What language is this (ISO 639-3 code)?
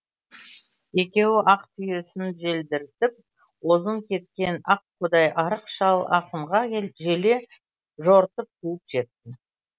kaz